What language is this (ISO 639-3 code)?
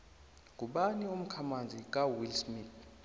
nbl